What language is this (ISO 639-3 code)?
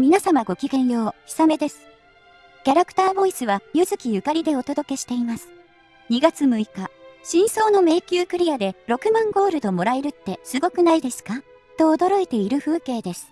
jpn